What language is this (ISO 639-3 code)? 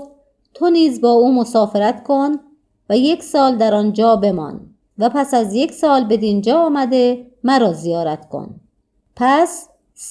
fas